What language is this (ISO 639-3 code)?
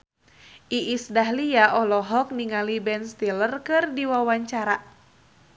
sun